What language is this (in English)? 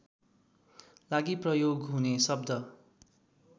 Nepali